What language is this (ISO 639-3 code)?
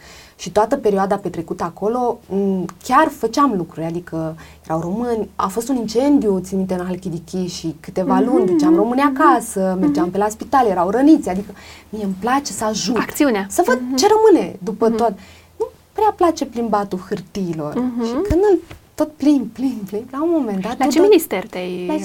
ron